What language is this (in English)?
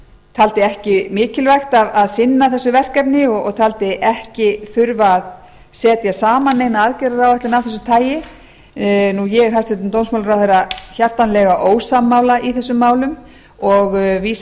Icelandic